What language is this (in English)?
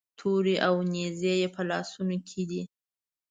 Pashto